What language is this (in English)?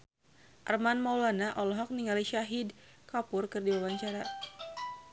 Sundanese